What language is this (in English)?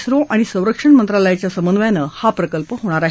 Marathi